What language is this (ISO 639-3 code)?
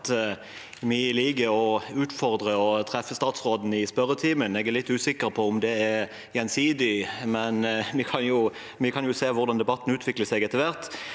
nor